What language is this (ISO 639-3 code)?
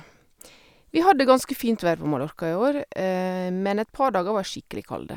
nor